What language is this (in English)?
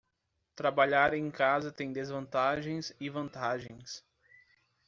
Portuguese